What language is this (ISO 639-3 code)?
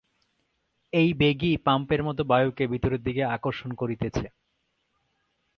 ben